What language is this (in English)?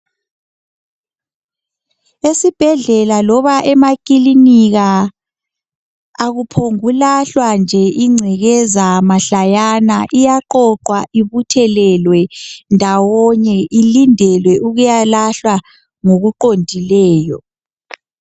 North Ndebele